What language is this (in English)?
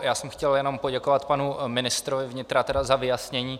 Czech